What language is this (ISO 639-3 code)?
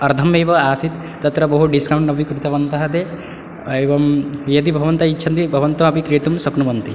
san